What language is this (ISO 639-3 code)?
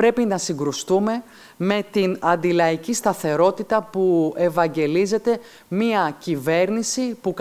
ell